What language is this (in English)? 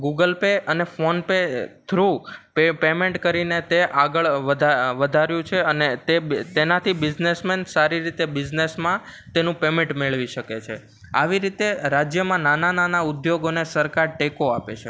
Gujarati